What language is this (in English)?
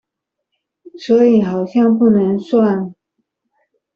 Chinese